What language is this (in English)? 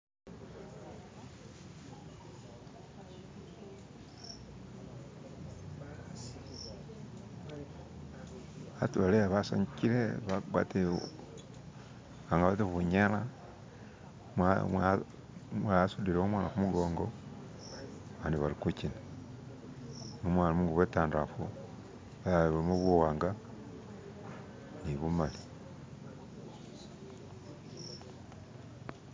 Masaaba